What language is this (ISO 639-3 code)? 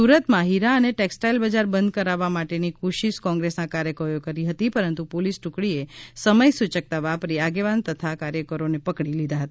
guj